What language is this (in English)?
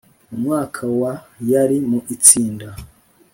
Kinyarwanda